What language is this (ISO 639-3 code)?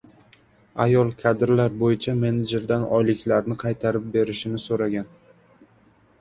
uzb